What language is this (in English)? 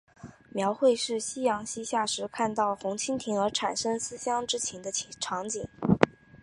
Chinese